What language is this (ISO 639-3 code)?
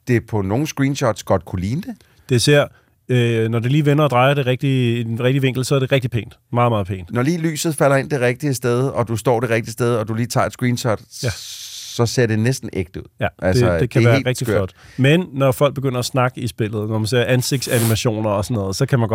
dan